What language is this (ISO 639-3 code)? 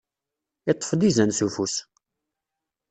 kab